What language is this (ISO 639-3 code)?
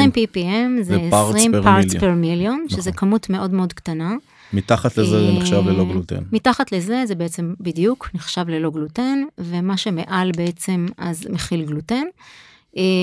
heb